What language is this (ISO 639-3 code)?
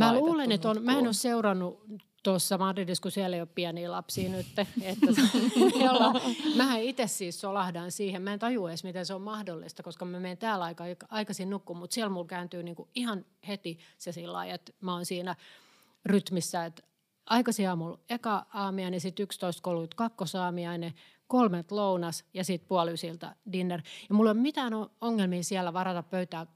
fin